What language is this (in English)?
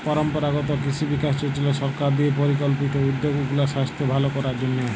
Bangla